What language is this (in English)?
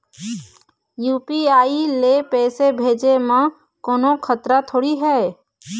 Chhattisgarhi